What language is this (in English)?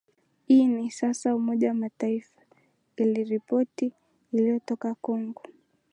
Swahili